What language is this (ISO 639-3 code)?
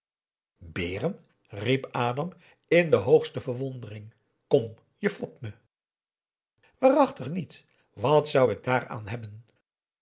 nld